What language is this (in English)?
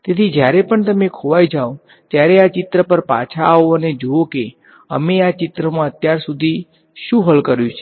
Gujarati